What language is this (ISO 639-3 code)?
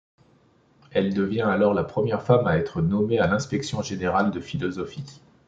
fra